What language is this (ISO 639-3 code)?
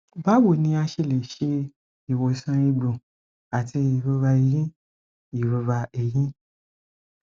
yor